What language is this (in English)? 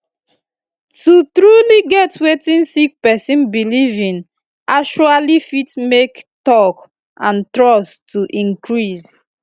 Nigerian Pidgin